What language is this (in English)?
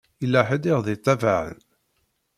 Kabyle